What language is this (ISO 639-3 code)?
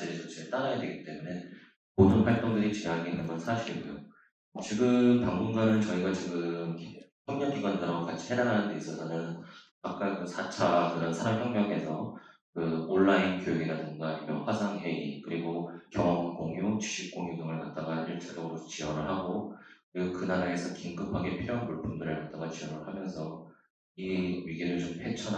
kor